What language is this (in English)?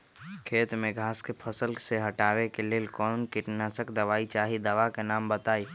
Magahi